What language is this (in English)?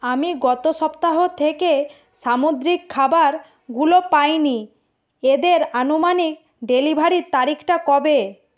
Bangla